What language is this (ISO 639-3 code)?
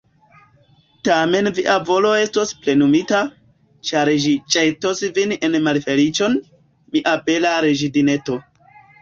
epo